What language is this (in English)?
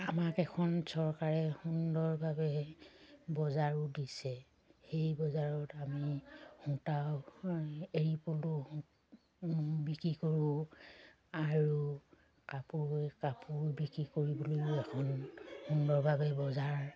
Assamese